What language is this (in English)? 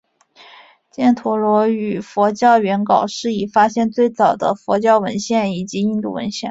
Chinese